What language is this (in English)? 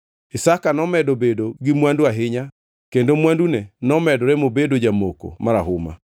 Luo (Kenya and Tanzania)